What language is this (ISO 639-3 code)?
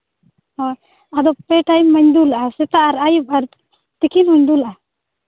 sat